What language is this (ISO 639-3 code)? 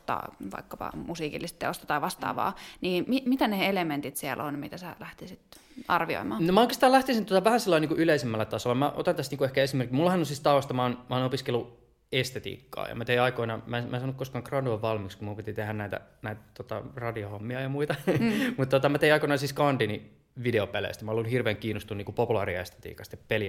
fin